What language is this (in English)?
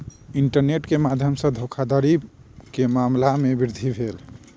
Maithili